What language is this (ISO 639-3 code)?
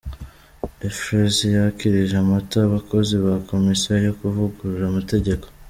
kin